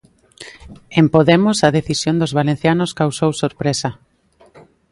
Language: Galician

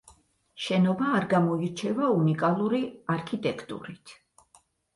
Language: Georgian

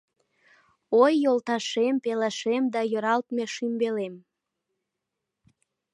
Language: Mari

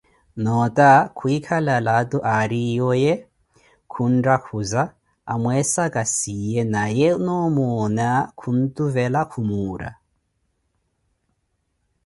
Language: Koti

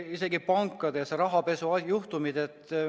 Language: Estonian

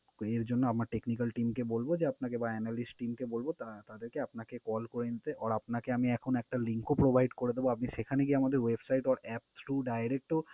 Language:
Bangla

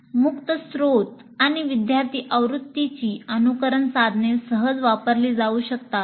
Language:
Marathi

